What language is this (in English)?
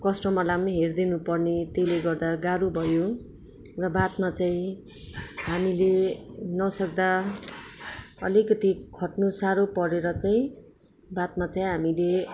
Nepali